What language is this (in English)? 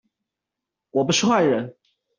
Chinese